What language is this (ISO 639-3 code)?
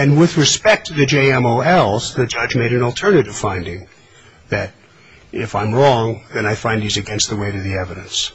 eng